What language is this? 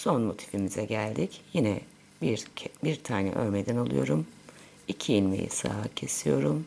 Turkish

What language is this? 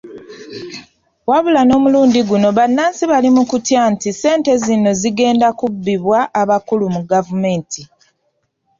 Ganda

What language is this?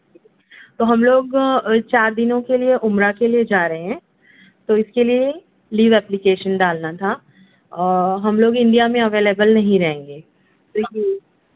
Urdu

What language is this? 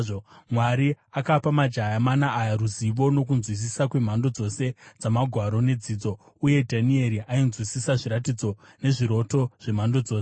Shona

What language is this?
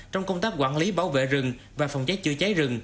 Vietnamese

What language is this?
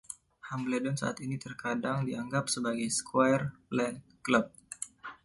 Indonesian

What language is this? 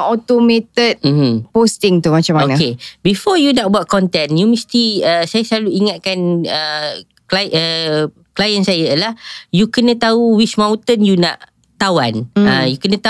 Malay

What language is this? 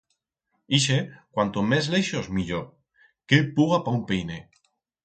Aragonese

